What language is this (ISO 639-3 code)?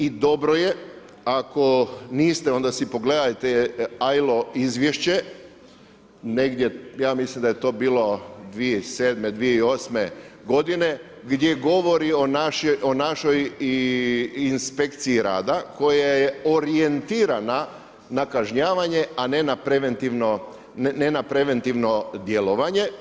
hrv